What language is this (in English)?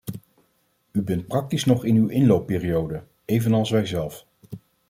Dutch